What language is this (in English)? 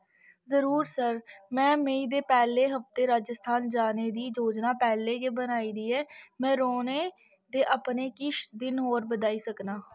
Dogri